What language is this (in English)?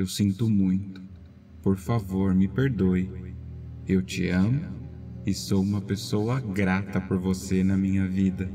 Portuguese